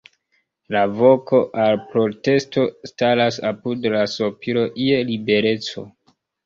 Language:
Esperanto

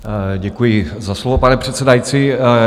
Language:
Czech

